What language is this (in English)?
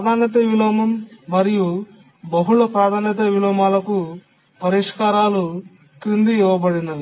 Telugu